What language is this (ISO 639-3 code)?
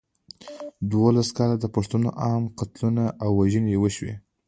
pus